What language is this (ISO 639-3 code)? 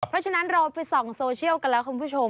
tha